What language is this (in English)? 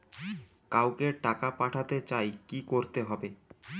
Bangla